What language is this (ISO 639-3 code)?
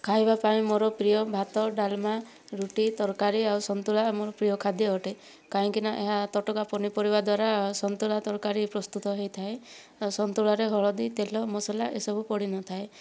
ori